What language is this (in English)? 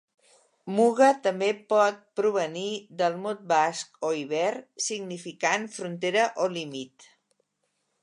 Catalan